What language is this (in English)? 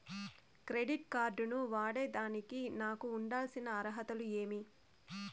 Telugu